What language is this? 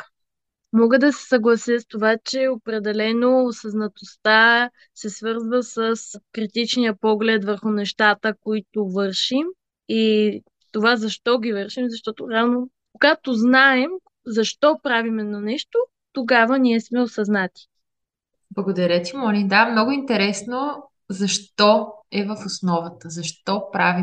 Bulgarian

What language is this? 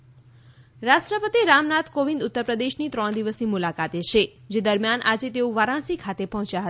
Gujarati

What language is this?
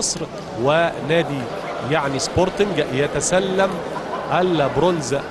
Arabic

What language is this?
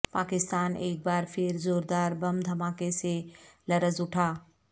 Urdu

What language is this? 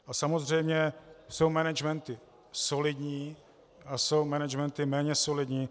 Czech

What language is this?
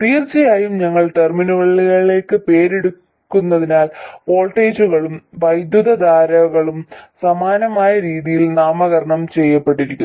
Malayalam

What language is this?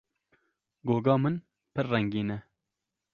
Kurdish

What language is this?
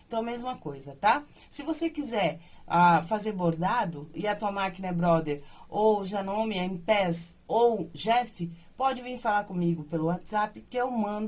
Portuguese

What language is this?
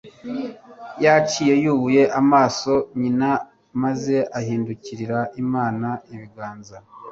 Kinyarwanda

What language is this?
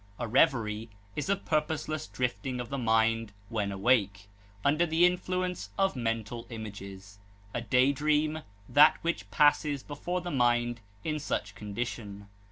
English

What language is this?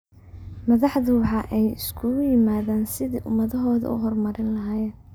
Somali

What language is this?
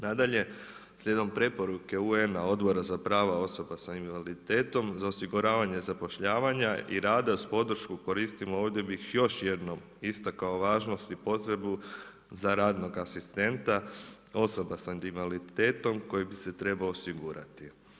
Croatian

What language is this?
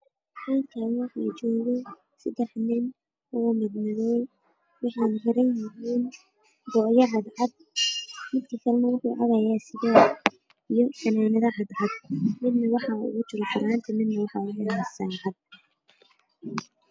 Somali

